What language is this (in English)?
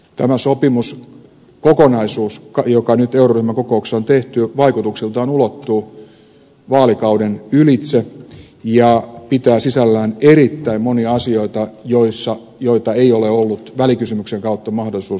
Finnish